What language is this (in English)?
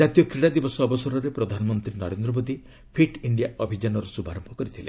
Odia